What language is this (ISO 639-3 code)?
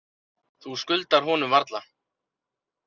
isl